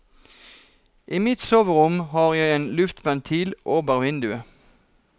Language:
Norwegian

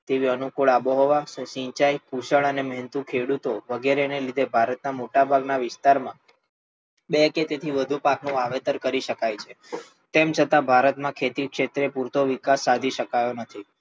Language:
Gujarati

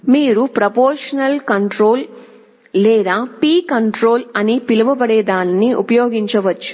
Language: Telugu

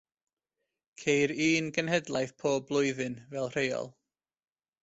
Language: Welsh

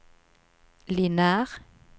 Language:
Norwegian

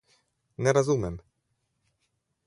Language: Slovenian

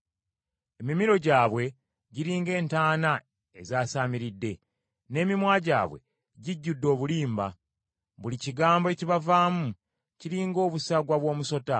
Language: Ganda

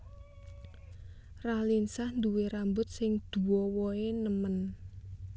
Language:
Javanese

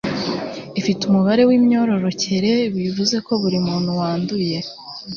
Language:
Kinyarwanda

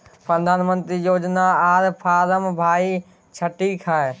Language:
Maithili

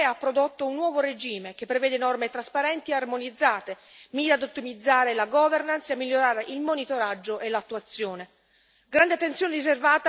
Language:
Italian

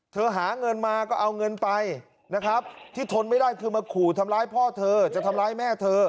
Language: Thai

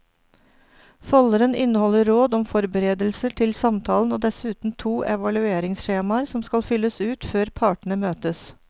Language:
Norwegian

